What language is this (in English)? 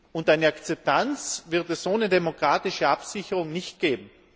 German